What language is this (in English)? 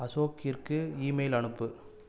Tamil